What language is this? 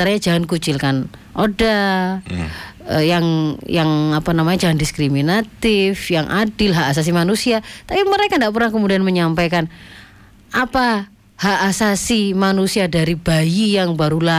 Indonesian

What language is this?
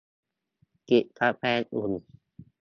Thai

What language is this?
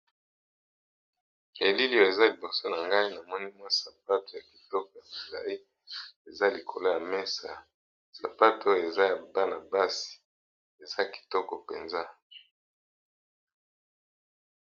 Lingala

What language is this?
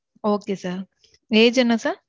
Tamil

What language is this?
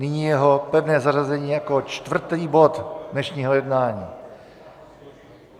Czech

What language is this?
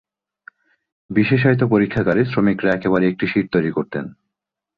Bangla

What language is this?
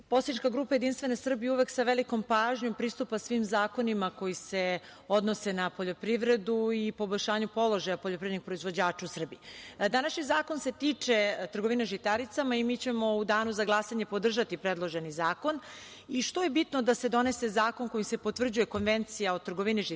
Serbian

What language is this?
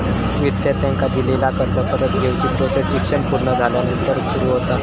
Marathi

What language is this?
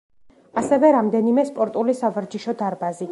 Georgian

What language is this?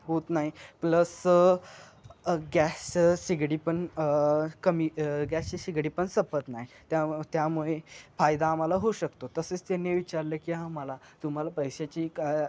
Marathi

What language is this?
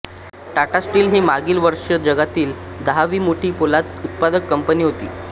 Marathi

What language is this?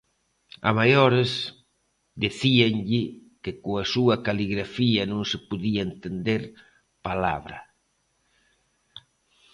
Galician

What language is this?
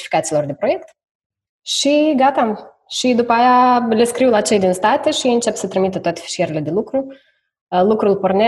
Romanian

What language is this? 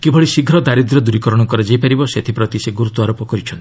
Odia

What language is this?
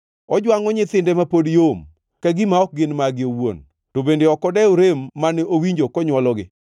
Luo (Kenya and Tanzania)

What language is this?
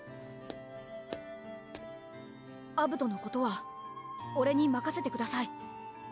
Japanese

